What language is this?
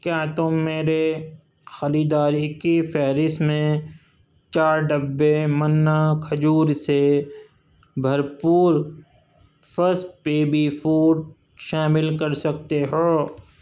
Urdu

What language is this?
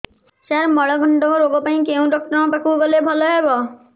Odia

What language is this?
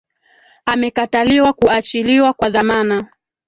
Swahili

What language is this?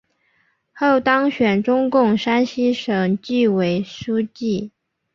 Chinese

